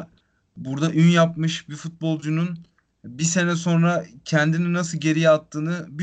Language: Turkish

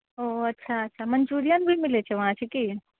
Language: Maithili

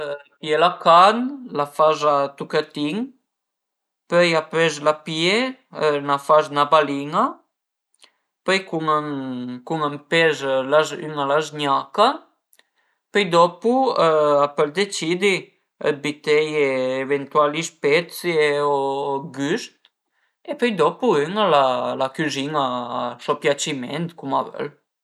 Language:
Piedmontese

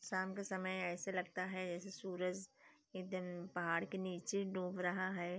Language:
Hindi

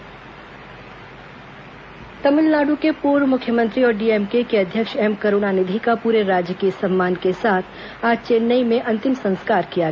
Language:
Hindi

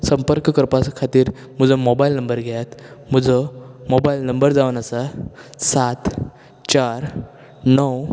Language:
Konkani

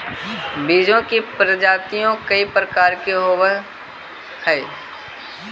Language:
Magahi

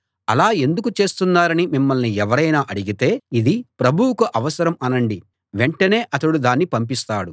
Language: Telugu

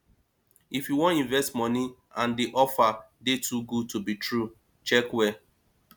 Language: Nigerian Pidgin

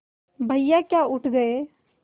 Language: Hindi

